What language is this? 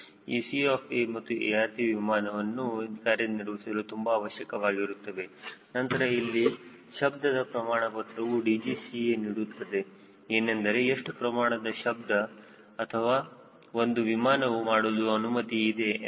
Kannada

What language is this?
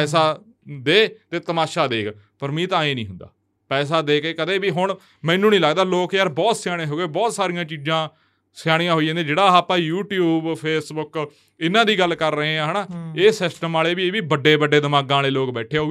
Punjabi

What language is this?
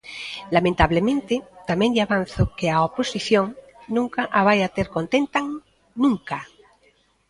Galician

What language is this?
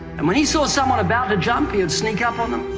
English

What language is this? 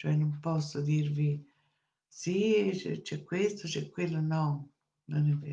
Italian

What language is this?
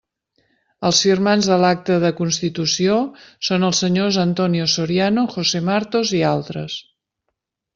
Catalan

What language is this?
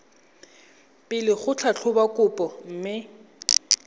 Tswana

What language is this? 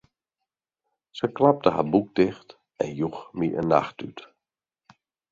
Western Frisian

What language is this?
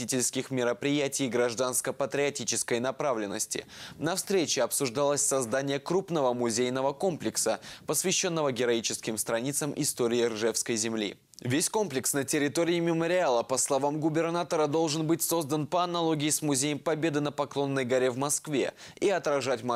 Russian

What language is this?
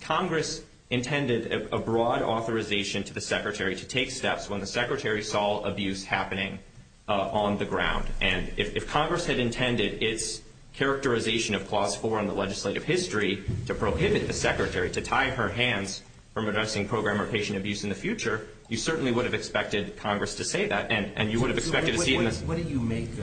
English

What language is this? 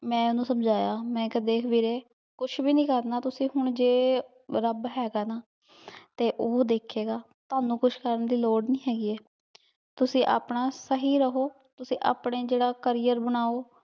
Punjabi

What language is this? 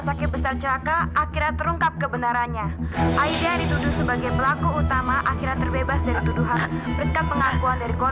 Indonesian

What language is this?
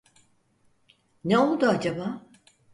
Turkish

